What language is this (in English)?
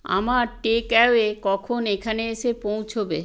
Bangla